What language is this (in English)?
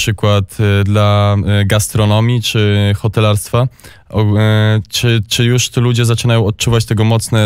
Polish